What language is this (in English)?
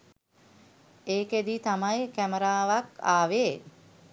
Sinhala